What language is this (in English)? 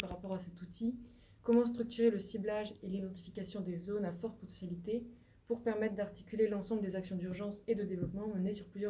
French